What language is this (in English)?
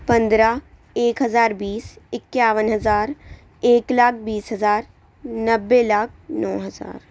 Urdu